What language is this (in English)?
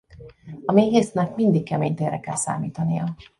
Hungarian